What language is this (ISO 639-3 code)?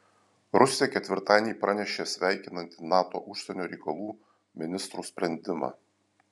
lit